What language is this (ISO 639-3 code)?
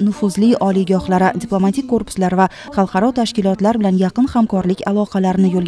tur